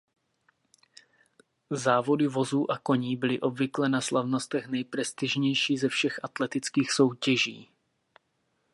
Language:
Czech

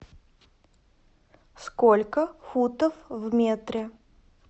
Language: Russian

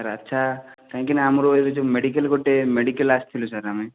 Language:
Odia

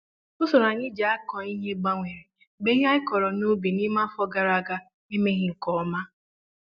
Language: Igbo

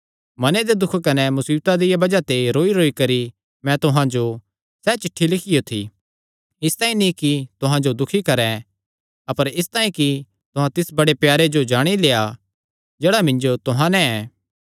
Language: Kangri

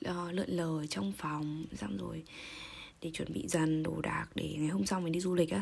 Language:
Vietnamese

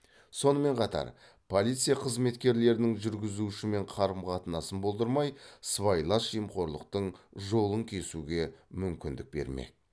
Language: Kazakh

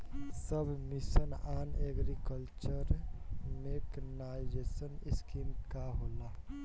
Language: Bhojpuri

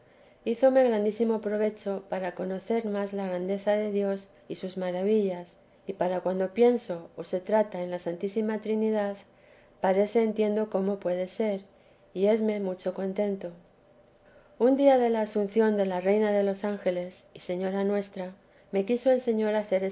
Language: Spanish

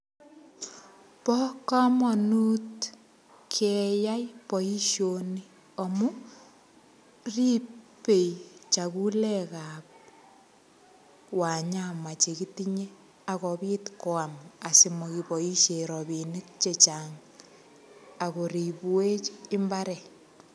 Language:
Kalenjin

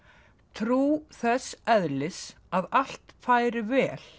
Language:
Icelandic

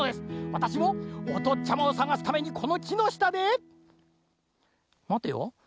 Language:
Japanese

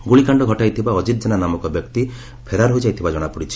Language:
Odia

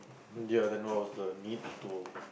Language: English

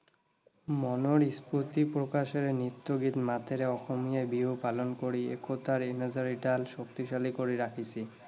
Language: Assamese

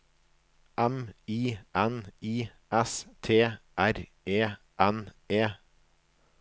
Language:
Norwegian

